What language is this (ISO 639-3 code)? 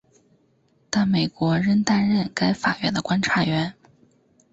zho